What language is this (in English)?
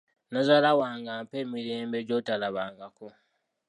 Ganda